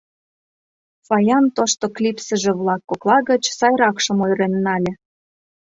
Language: Mari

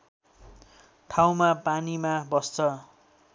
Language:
Nepali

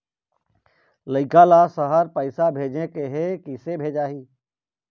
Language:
Chhattisgarhi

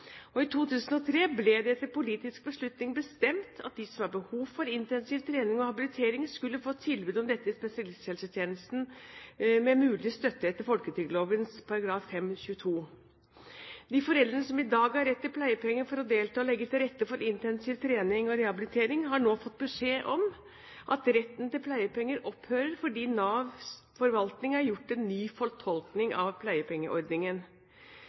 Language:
Norwegian Bokmål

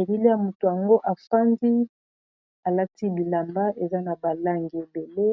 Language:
Lingala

